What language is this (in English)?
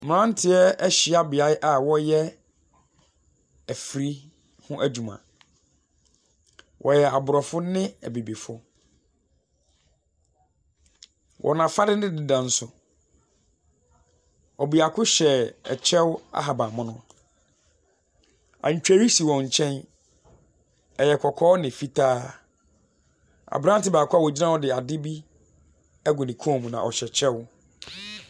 Akan